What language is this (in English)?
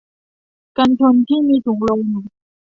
Thai